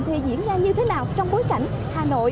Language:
Vietnamese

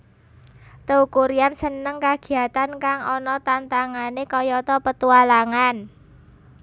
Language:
Javanese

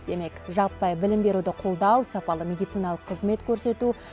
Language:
Kazakh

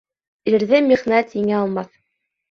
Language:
Bashkir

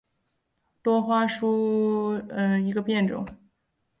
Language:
Chinese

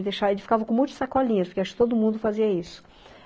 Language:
Portuguese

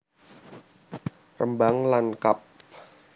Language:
Javanese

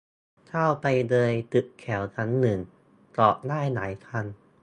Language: Thai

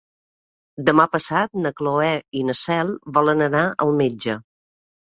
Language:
Catalan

